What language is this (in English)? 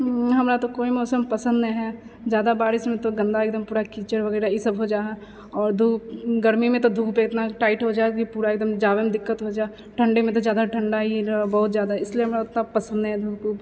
Maithili